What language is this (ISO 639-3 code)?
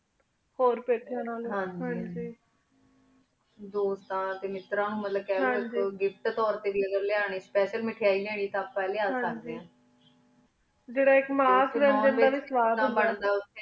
pan